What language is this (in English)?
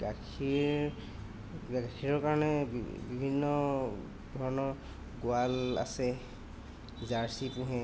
Assamese